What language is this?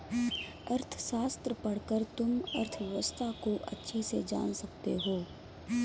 Hindi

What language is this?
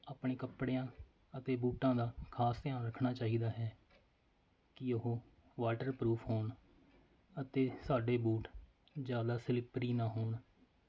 Punjabi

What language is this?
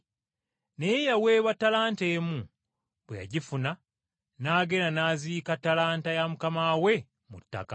Ganda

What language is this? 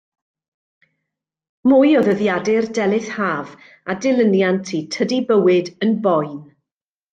Welsh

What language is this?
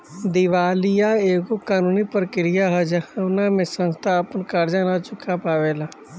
Bhojpuri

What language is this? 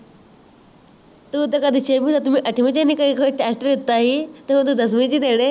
Punjabi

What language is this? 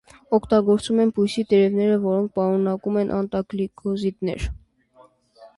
Armenian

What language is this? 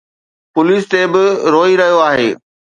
Sindhi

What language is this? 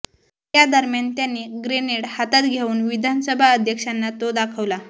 Marathi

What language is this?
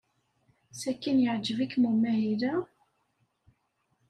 Kabyle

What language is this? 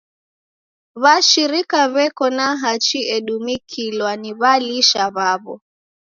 Taita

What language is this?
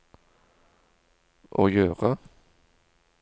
Norwegian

